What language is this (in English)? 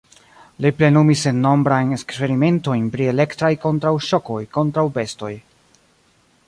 Esperanto